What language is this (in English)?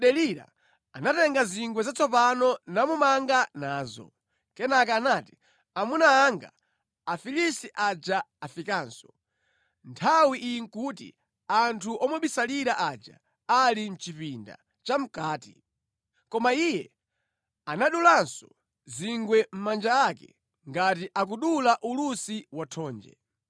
Nyanja